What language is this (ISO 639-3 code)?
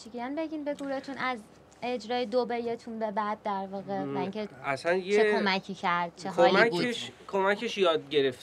fas